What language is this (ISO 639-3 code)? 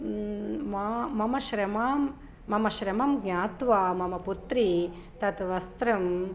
san